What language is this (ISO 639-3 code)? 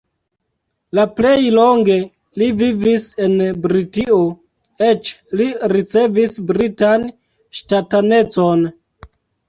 epo